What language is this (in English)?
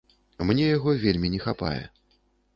Belarusian